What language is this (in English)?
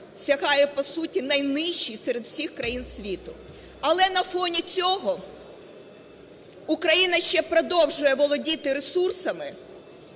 Ukrainian